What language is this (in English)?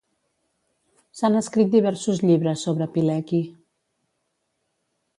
Catalan